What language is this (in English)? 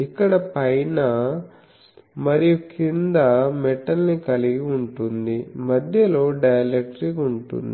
Telugu